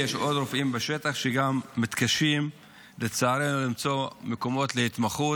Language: Hebrew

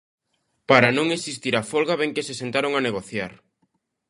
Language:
Galician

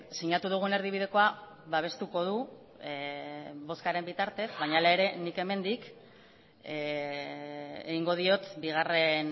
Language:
Basque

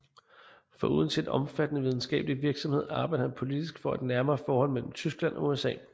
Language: Danish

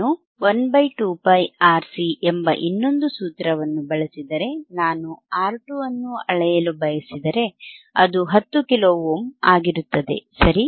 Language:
Kannada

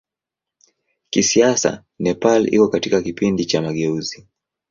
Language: Swahili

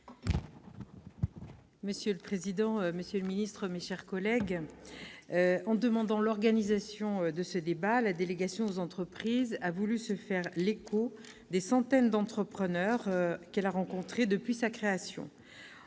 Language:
French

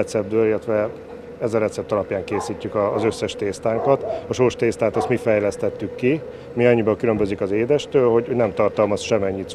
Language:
Hungarian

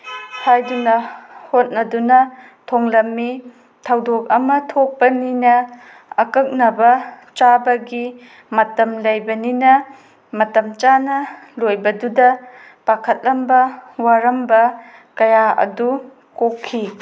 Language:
Manipuri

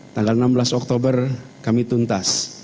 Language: Indonesian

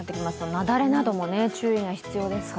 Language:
Japanese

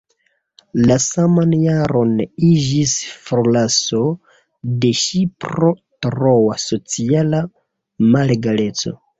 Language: Esperanto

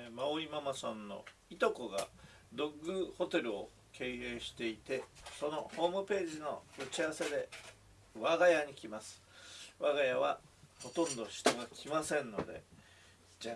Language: Japanese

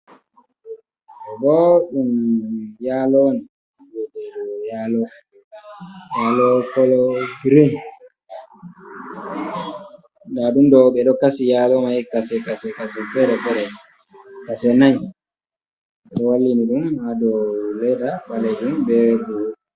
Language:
Fula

